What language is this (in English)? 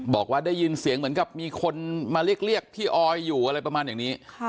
Thai